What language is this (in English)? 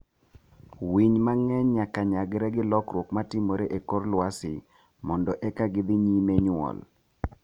Luo (Kenya and Tanzania)